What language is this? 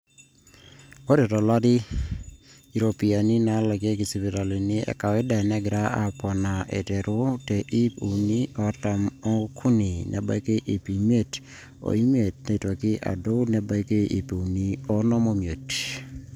Masai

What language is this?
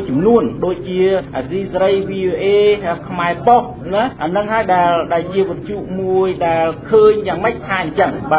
Thai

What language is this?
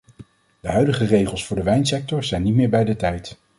Dutch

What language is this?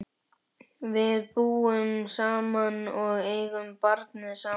Icelandic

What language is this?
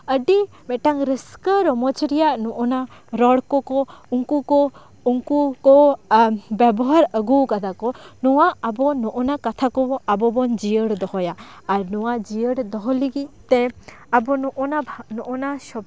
Santali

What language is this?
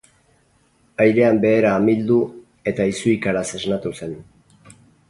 Basque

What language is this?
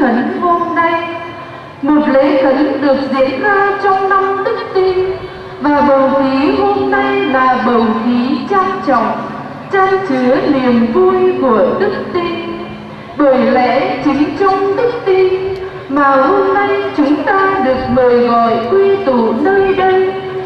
Vietnamese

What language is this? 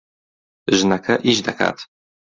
Central Kurdish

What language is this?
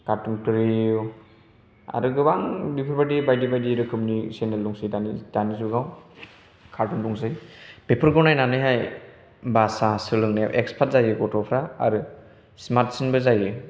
Bodo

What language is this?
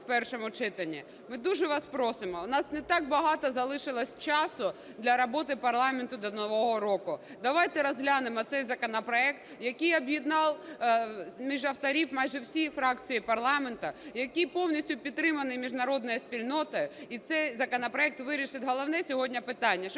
Ukrainian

